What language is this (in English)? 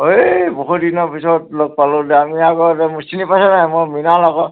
Assamese